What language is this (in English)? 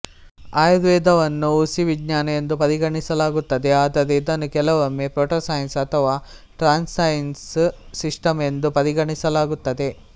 Kannada